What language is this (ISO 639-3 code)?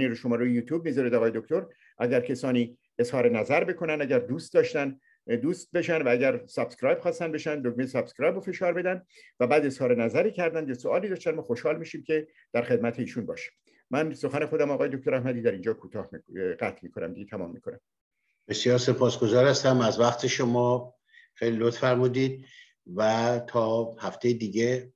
fas